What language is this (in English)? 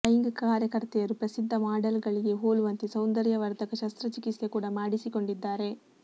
Kannada